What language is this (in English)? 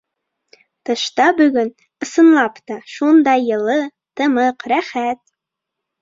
Bashkir